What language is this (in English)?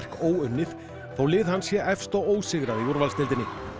Icelandic